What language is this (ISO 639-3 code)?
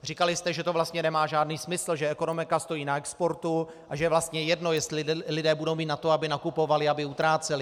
ces